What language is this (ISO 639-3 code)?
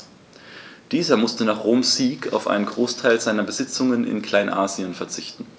deu